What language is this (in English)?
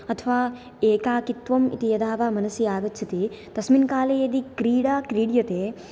Sanskrit